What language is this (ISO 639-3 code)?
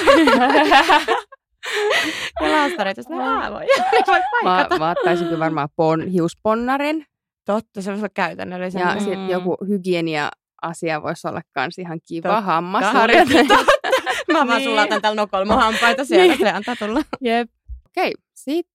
fin